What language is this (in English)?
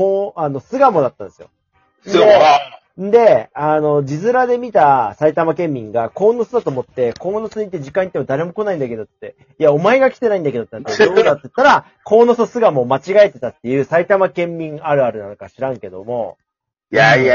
Japanese